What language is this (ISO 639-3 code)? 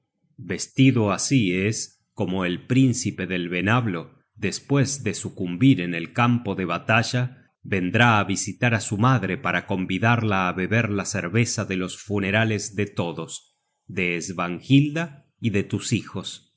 spa